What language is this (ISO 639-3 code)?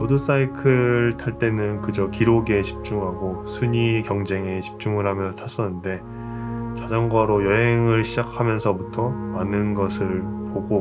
kor